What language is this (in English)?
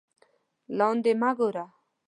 Pashto